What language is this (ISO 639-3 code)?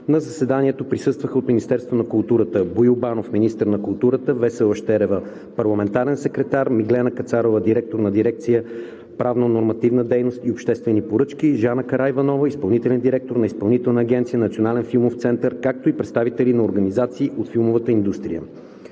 bul